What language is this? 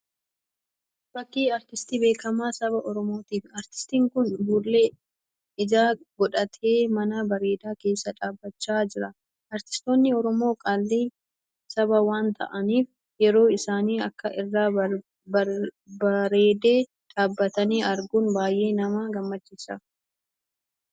Oromo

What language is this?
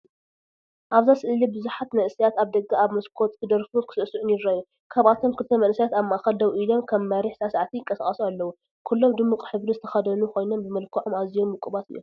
Tigrinya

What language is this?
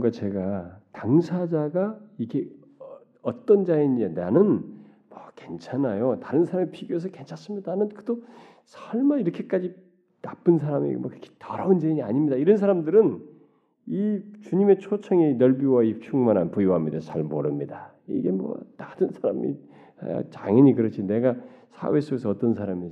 Korean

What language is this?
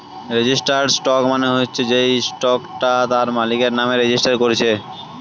Bangla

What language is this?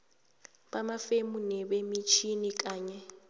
South Ndebele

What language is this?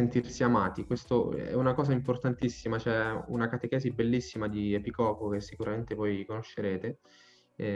Italian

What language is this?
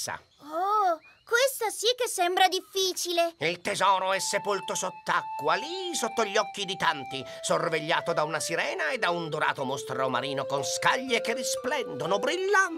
Italian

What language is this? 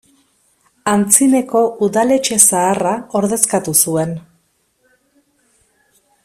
Basque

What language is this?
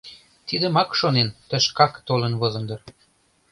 Mari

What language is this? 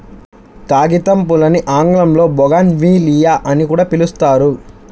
Telugu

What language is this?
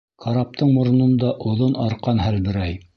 Bashkir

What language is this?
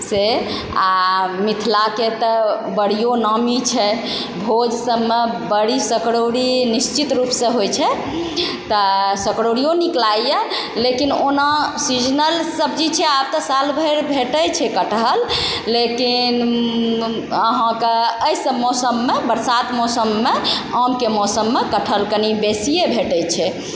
Maithili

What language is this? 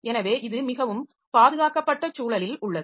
Tamil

